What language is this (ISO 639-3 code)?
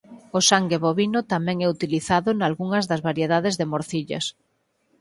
glg